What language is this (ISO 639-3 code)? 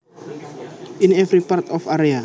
jav